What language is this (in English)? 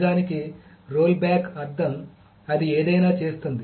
Telugu